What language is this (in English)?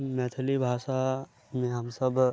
Maithili